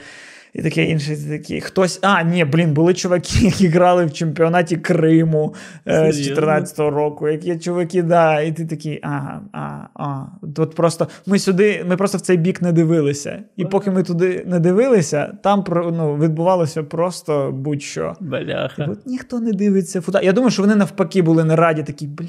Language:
Ukrainian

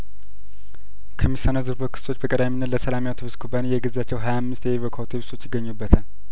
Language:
Amharic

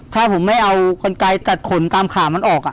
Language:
Thai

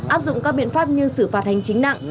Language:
Vietnamese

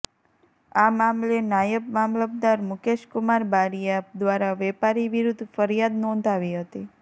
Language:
Gujarati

